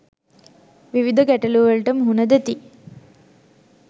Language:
Sinhala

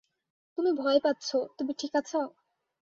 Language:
Bangla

